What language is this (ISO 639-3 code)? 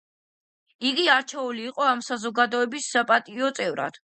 kat